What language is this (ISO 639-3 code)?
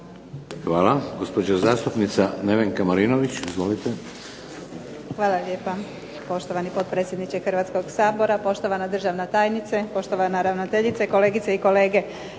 hrv